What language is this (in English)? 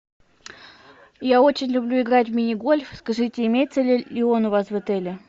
Russian